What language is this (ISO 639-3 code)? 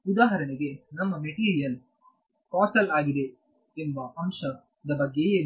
kan